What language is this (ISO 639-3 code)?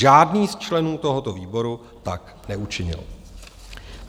ces